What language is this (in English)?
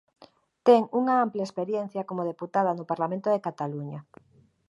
Galician